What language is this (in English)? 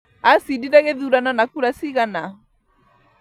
Kikuyu